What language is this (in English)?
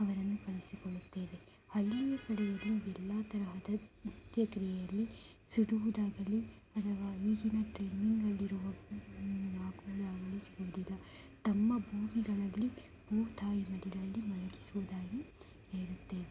Kannada